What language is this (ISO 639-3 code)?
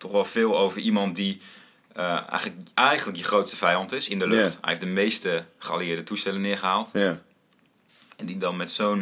nld